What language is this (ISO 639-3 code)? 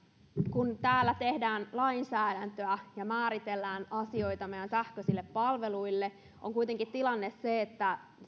fin